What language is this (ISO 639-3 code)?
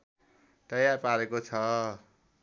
nep